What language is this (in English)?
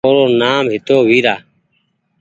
Goaria